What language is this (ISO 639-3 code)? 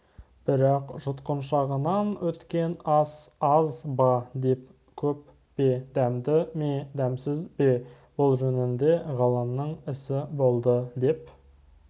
kaz